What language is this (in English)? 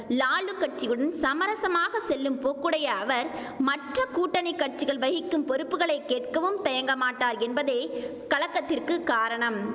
Tamil